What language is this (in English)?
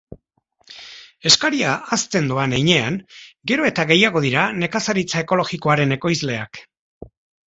Basque